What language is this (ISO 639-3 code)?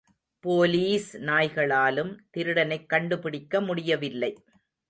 tam